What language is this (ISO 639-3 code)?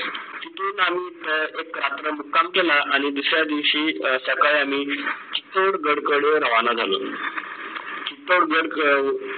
mar